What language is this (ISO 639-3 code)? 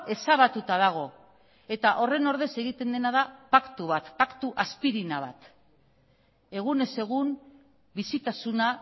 eus